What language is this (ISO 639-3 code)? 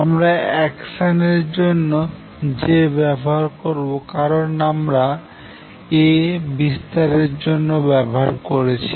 ben